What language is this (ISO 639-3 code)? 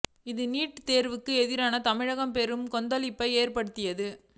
tam